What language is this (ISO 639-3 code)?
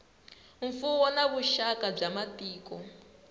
tso